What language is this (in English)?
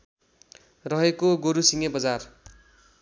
Nepali